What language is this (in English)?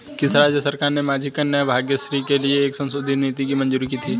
Hindi